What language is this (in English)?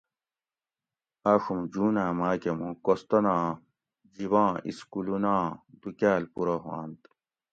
Gawri